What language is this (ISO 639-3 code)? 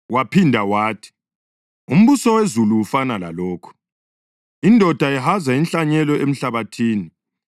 nde